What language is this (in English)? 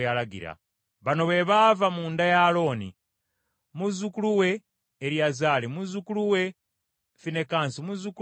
Ganda